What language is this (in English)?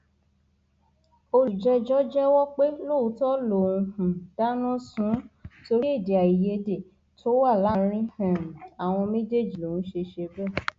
Yoruba